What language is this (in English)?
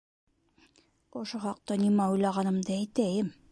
Bashkir